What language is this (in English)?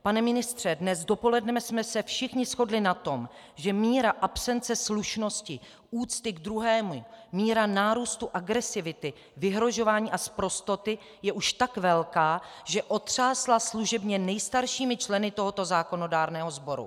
Czech